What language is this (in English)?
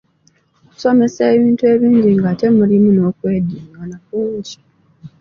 Ganda